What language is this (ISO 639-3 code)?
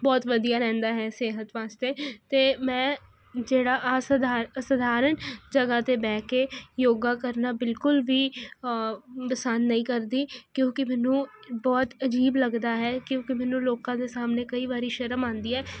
pan